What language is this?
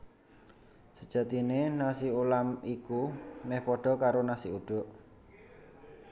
Javanese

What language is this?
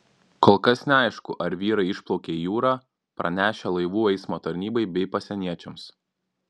Lithuanian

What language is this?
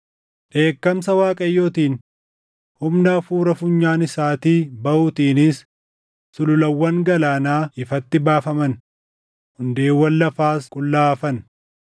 Oromo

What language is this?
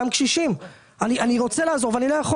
Hebrew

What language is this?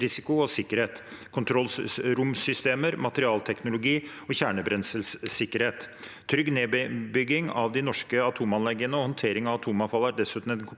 Norwegian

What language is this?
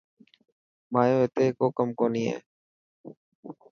Dhatki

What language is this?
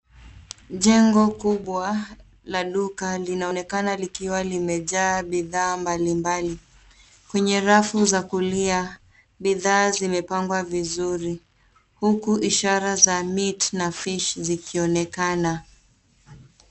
Swahili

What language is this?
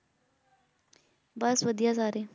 Punjabi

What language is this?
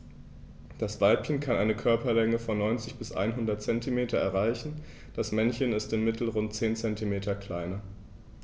German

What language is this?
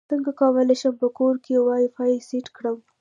Pashto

